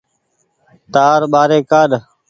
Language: Goaria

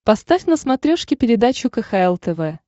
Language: Russian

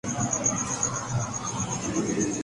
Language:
Urdu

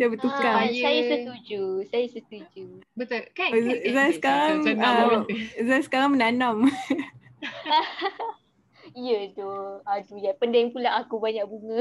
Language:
Malay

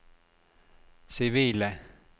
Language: Norwegian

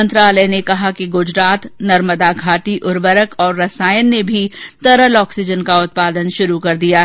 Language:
Hindi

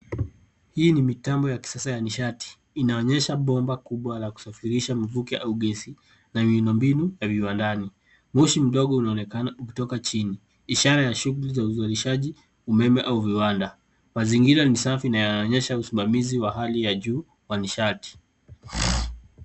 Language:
Swahili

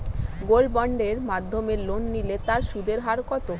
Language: Bangla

